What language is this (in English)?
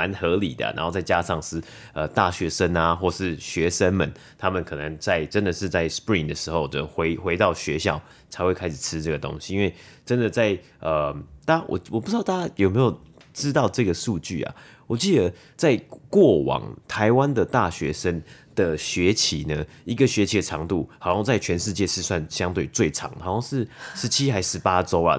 Chinese